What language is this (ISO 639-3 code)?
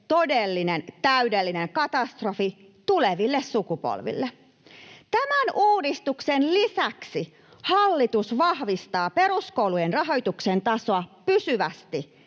fin